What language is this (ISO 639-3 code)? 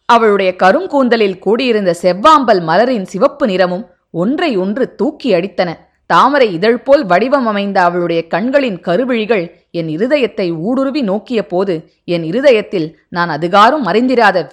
tam